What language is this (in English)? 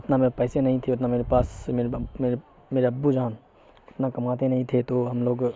Urdu